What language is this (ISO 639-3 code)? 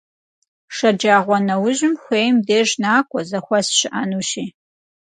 kbd